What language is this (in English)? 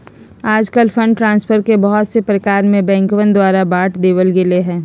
Magahi